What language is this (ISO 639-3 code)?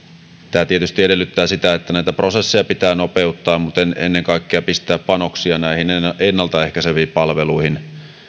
fin